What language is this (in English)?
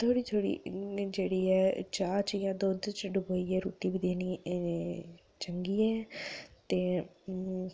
Dogri